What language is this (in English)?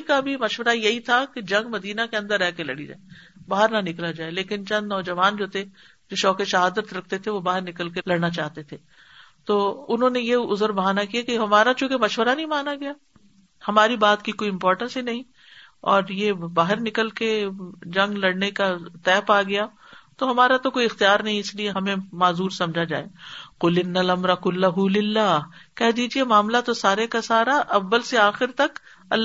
Urdu